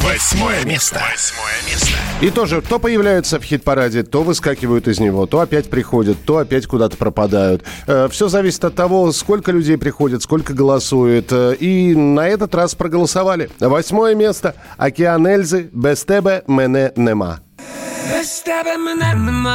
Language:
Russian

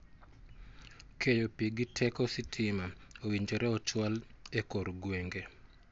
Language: Luo (Kenya and Tanzania)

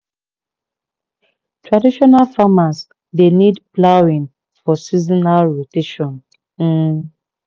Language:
Nigerian Pidgin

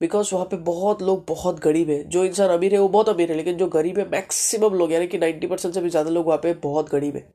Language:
Hindi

